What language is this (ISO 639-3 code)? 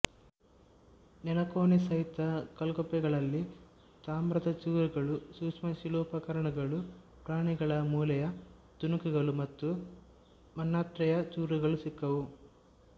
kan